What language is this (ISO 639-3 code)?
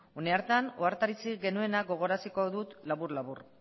eus